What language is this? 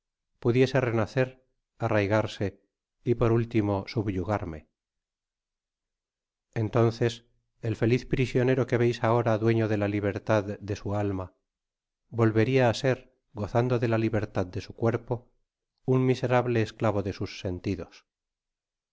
Spanish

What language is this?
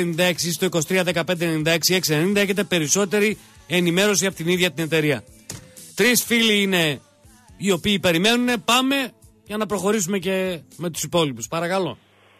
Greek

